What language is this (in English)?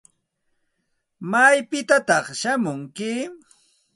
Santa Ana de Tusi Pasco Quechua